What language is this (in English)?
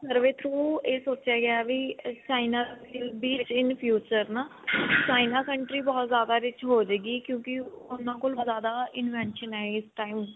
Punjabi